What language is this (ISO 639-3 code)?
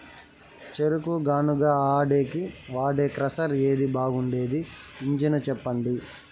tel